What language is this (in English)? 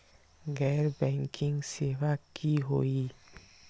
Magahi